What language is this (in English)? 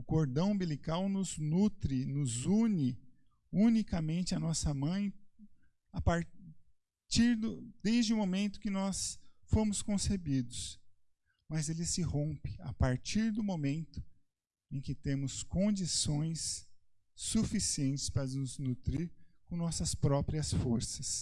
Portuguese